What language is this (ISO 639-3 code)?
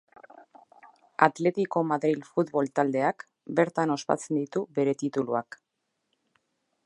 eus